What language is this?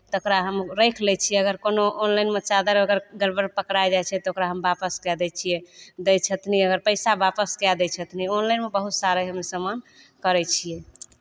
Maithili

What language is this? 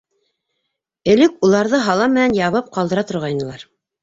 Bashkir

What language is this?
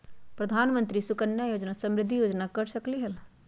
Magahi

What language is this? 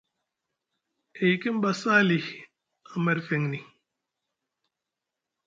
Musgu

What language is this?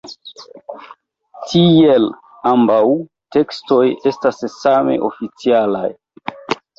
Esperanto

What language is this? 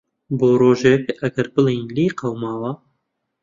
Central Kurdish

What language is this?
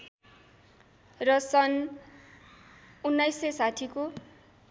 Nepali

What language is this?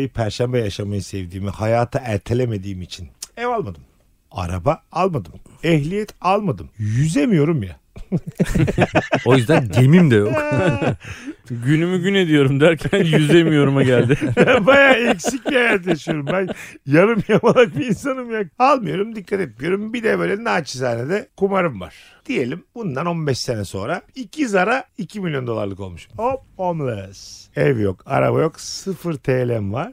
Turkish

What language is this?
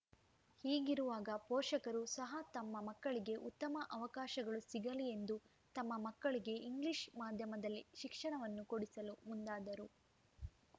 Kannada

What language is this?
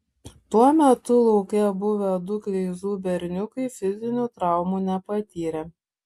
Lithuanian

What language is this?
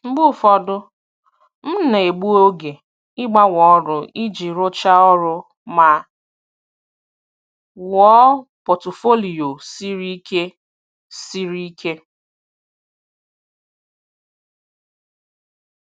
Igbo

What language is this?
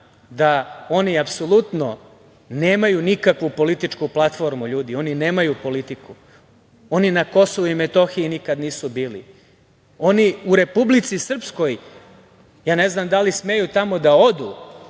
Serbian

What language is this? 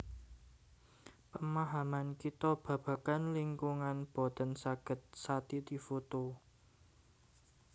Javanese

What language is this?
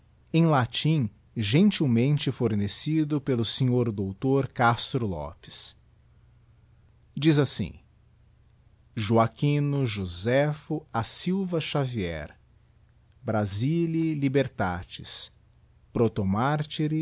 Portuguese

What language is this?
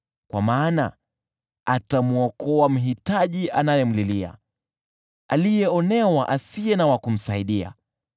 Swahili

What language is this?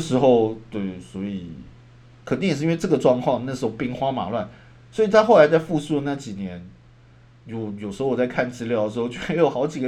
Chinese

